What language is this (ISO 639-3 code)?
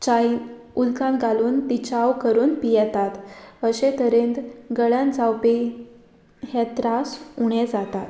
kok